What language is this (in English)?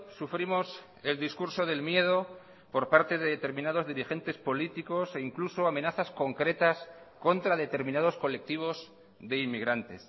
Spanish